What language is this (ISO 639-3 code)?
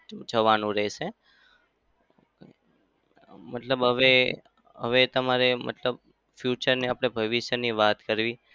guj